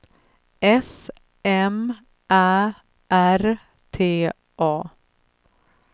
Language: Swedish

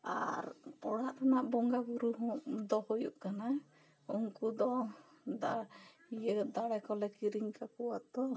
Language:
Santali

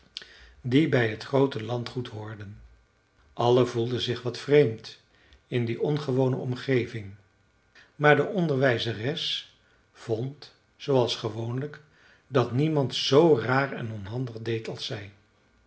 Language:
Dutch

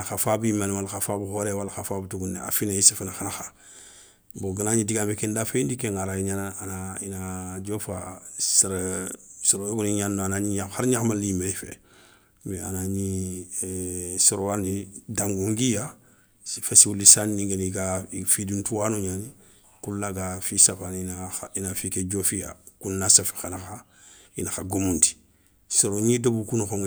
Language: Soninke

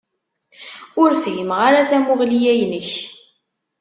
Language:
Kabyle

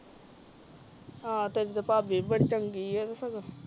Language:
Punjabi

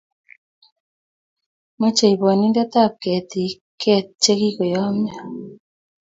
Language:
Kalenjin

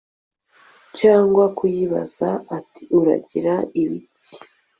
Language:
Kinyarwanda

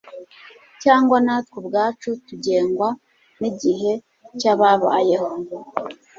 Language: Kinyarwanda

